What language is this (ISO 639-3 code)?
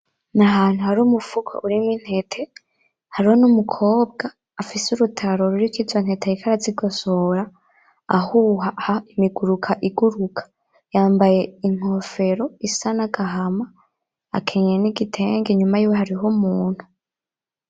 run